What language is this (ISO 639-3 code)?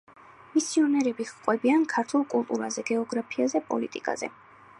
kat